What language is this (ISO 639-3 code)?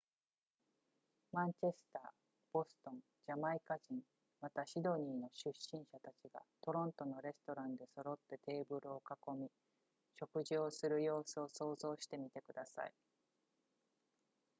jpn